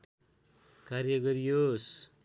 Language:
Nepali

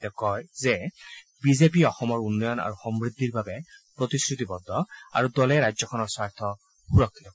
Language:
Assamese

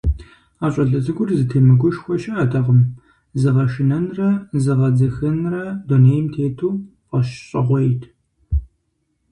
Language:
Kabardian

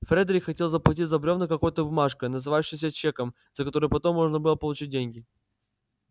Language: Russian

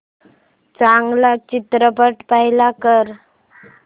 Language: Marathi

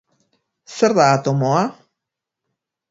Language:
Basque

